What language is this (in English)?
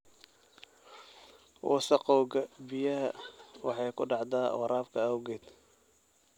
Somali